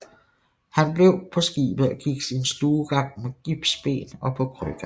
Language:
Danish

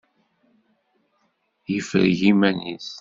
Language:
Kabyle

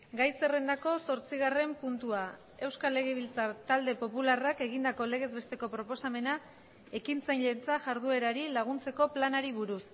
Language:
Basque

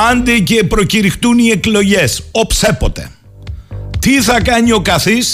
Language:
Greek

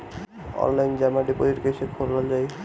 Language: Bhojpuri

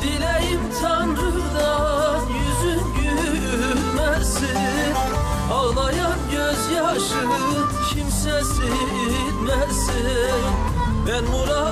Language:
Turkish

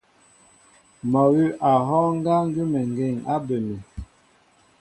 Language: Mbo (Cameroon)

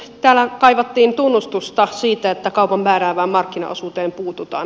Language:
Finnish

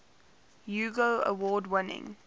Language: English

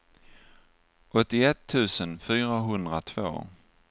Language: Swedish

